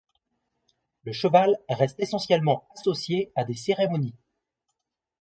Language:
French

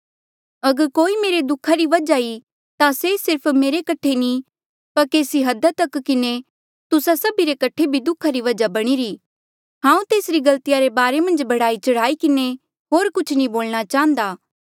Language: Mandeali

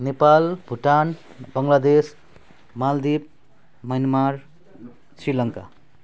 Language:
Nepali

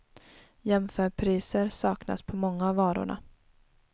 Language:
Swedish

